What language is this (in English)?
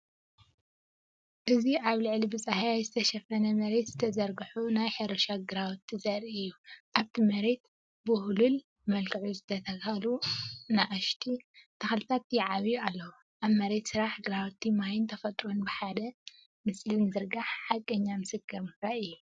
Tigrinya